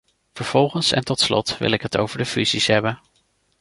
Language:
Dutch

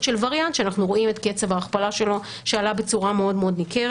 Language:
Hebrew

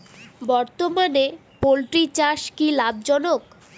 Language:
Bangla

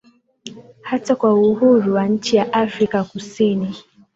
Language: Swahili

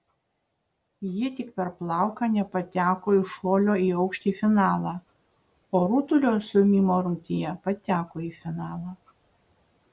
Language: Lithuanian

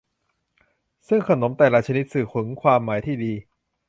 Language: Thai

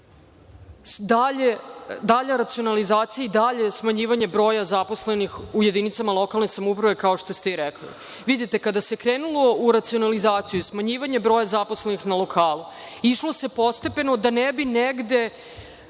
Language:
Serbian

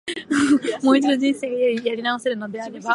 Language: Japanese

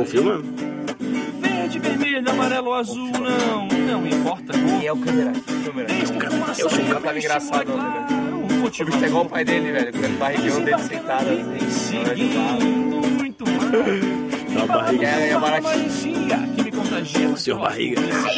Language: Romanian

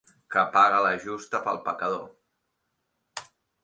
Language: Catalan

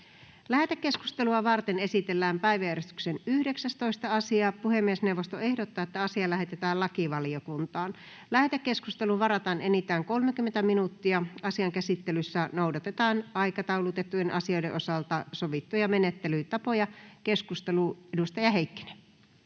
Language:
Finnish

